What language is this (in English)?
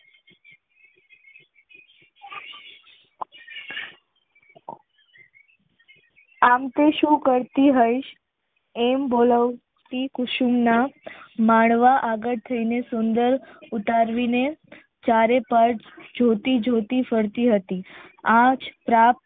Gujarati